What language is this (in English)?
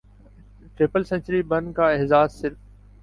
Urdu